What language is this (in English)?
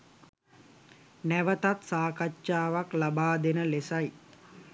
Sinhala